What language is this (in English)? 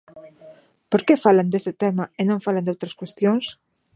Galician